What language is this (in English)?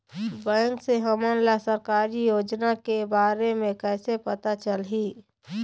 Chhattisgarhi